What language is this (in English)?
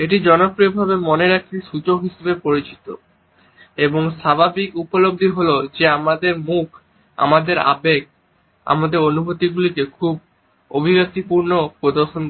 Bangla